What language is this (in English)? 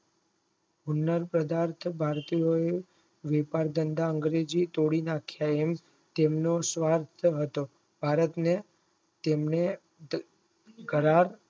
Gujarati